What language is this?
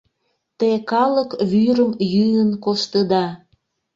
Mari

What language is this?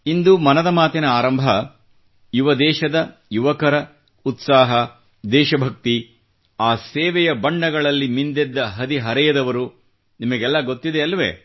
Kannada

